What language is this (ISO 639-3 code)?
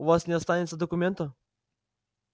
rus